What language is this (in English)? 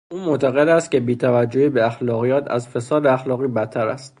Persian